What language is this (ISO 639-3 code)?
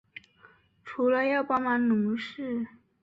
zho